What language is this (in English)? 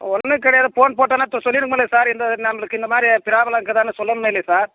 Tamil